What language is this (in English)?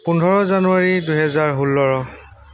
Assamese